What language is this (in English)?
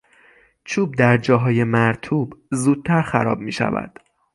Persian